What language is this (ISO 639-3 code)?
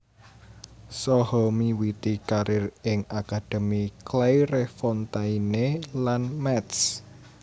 jav